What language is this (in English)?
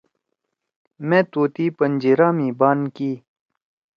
Torwali